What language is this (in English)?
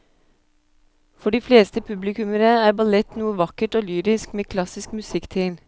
Norwegian